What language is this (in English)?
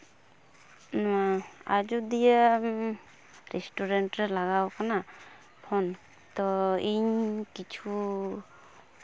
Santali